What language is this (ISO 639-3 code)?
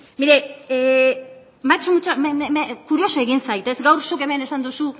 eus